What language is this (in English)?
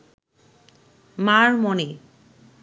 Bangla